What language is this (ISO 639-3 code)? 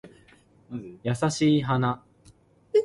yue